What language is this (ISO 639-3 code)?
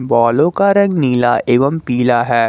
hin